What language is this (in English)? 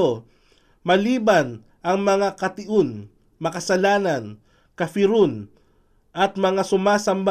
Filipino